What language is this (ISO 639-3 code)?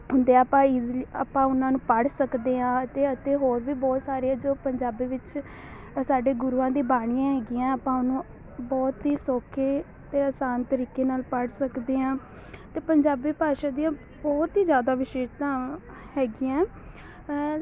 pan